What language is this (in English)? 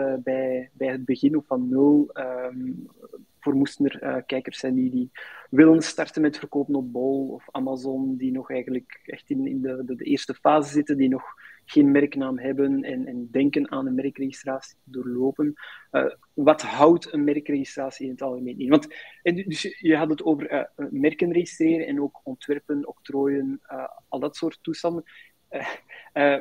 Dutch